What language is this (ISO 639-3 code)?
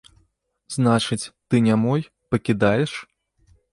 bel